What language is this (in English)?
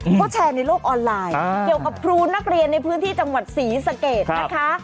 Thai